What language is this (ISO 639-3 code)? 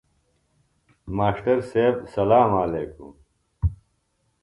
phl